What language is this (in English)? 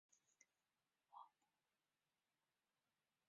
Chinese